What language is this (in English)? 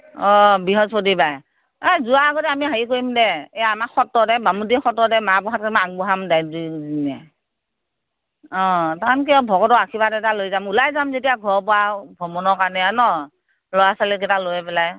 Assamese